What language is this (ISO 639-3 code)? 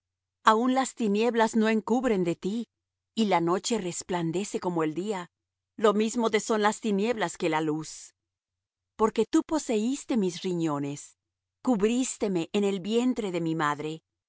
spa